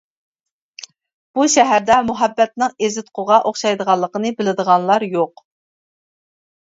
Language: Uyghur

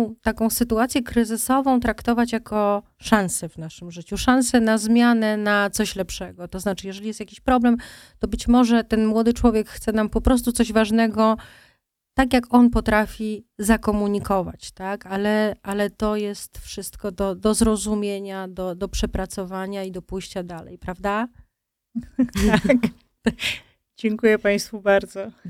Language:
Polish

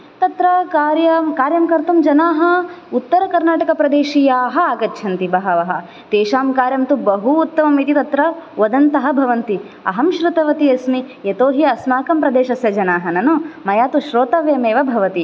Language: Sanskrit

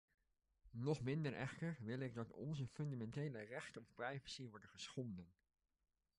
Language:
Dutch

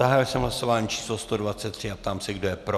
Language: Czech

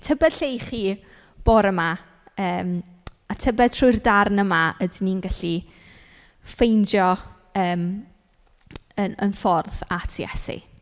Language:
Welsh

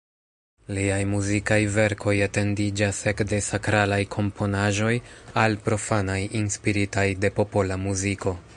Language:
Esperanto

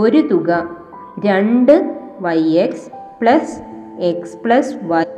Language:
Malayalam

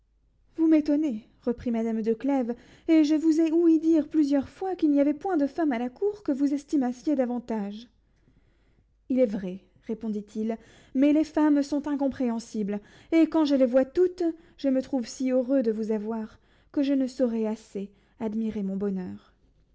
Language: French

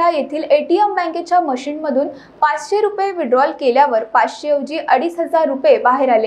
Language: Hindi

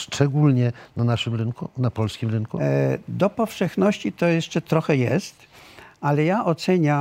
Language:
Polish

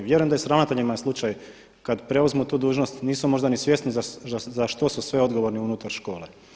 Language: Croatian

